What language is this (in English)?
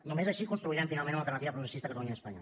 Catalan